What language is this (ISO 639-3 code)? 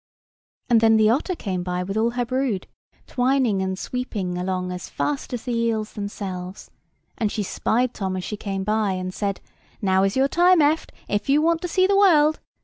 eng